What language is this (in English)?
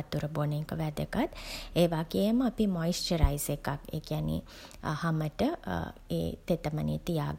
Sinhala